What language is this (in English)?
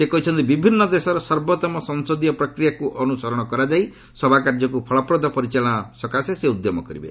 Odia